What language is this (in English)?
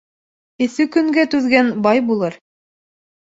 Bashkir